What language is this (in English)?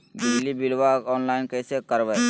Magahi